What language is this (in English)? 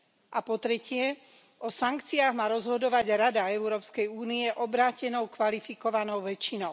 Slovak